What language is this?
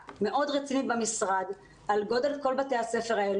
Hebrew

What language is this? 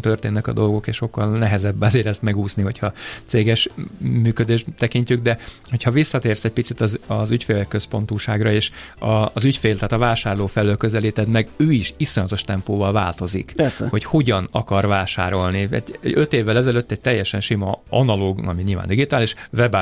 Hungarian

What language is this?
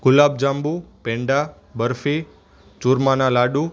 Gujarati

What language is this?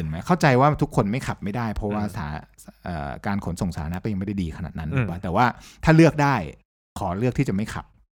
Thai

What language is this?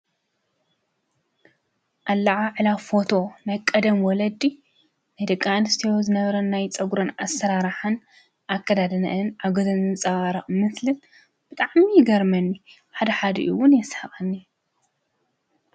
Tigrinya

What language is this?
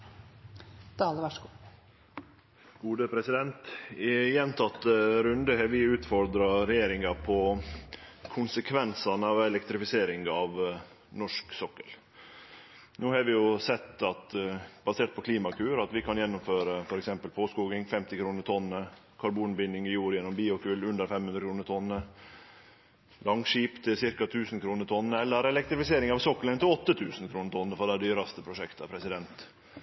Norwegian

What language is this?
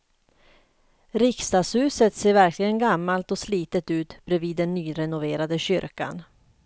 Swedish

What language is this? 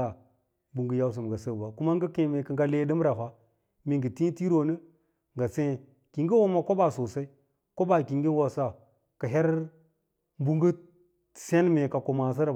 Lala-Roba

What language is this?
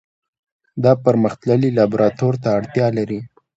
Pashto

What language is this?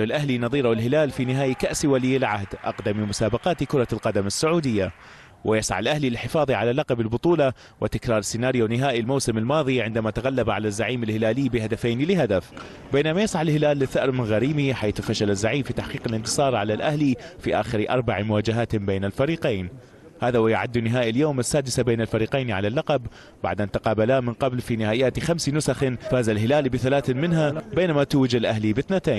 Arabic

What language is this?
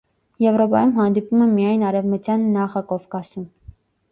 Armenian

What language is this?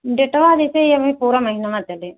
Hindi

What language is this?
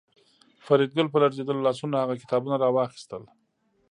Pashto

